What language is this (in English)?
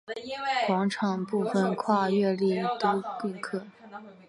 Chinese